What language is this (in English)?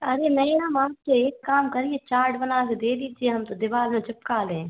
Hindi